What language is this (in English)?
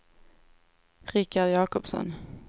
Swedish